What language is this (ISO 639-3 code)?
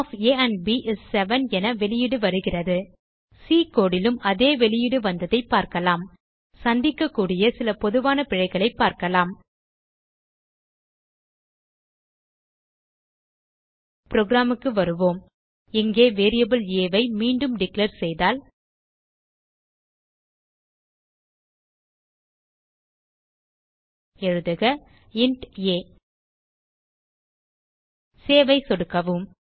tam